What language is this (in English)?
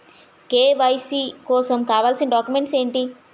Telugu